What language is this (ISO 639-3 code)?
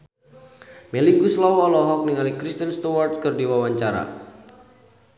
sun